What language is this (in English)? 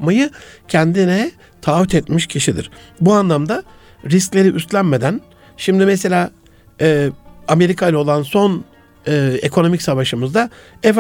Turkish